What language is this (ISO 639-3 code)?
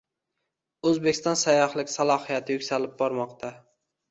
uzb